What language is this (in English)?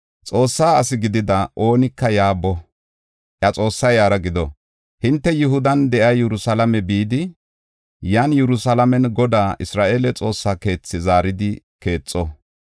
Gofa